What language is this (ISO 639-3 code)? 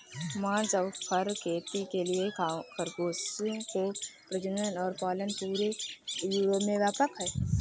hin